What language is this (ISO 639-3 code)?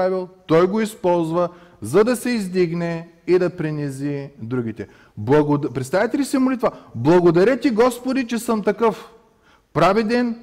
bul